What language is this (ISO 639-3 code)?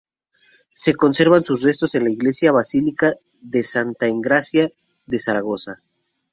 spa